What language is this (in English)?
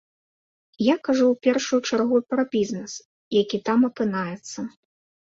Belarusian